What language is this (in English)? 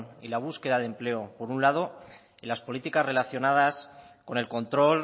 Spanish